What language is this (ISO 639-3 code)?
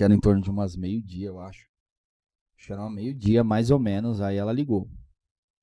por